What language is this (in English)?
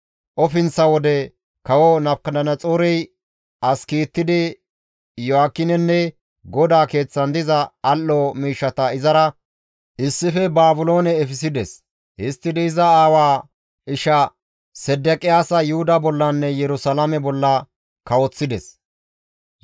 Gamo